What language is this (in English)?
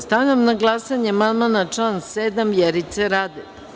Serbian